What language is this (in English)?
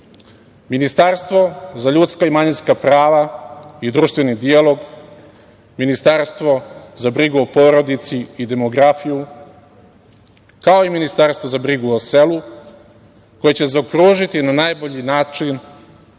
Serbian